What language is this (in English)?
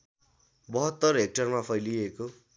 Nepali